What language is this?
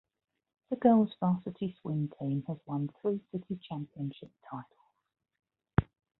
English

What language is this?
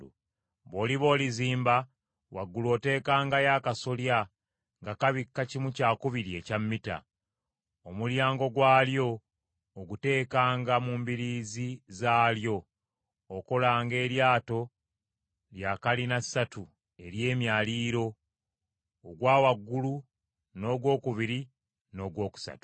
Ganda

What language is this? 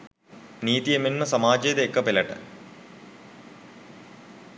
Sinhala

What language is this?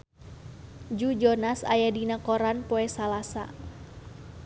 Sundanese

